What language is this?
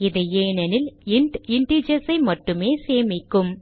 Tamil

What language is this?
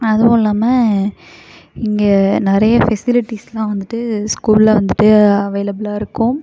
Tamil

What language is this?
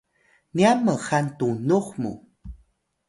Atayal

